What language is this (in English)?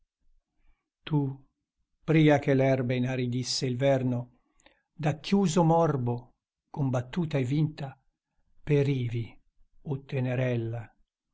Italian